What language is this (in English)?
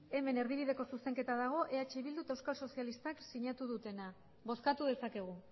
Basque